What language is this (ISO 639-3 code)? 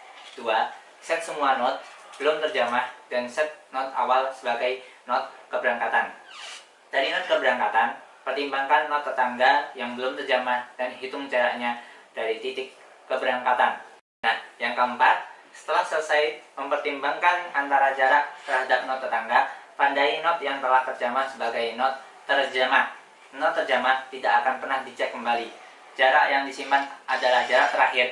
ind